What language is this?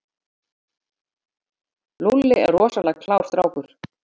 Icelandic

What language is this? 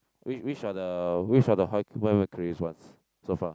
English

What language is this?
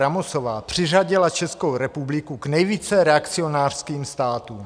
Czech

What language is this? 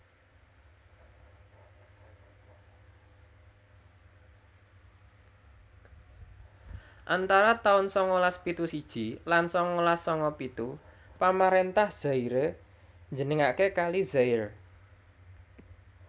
Javanese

